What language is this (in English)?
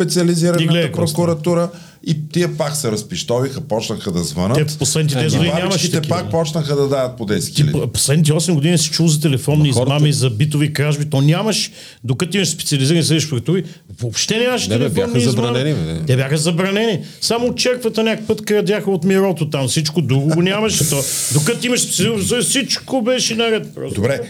Bulgarian